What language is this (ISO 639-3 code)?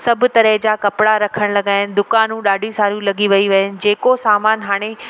snd